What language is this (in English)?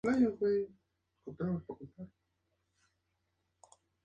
Spanish